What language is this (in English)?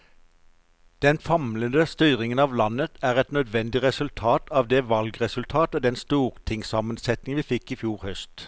Norwegian